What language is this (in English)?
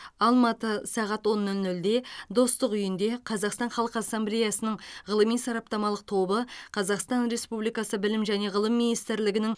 Kazakh